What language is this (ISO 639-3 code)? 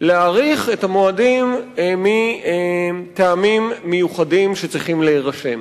heb